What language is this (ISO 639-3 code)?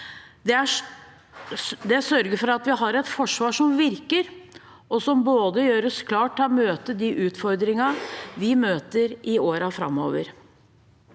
nor